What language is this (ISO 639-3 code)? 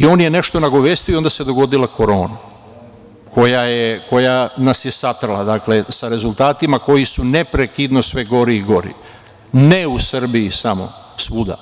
srp